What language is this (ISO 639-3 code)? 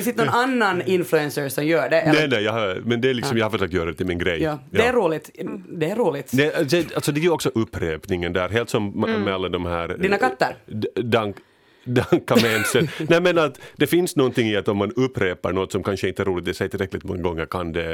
swe